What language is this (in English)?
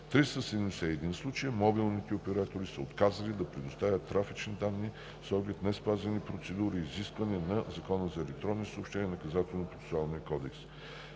Bulgarian